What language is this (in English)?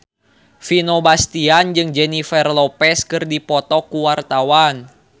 Sundanese